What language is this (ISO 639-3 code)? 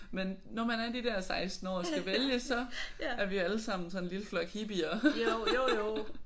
dan